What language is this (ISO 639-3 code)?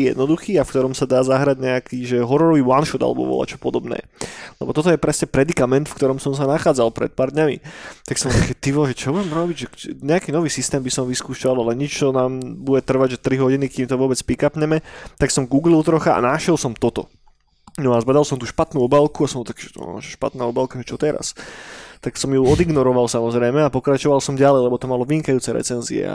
slk